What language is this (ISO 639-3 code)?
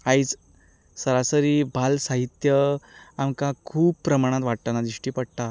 kok